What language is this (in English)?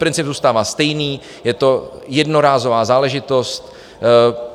Czech